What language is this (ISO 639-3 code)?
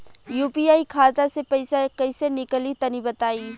bho